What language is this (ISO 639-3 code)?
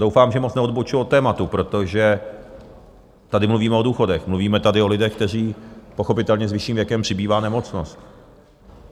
ces